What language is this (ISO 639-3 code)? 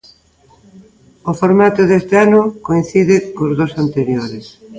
glg